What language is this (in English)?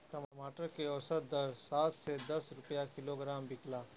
Bhojpuri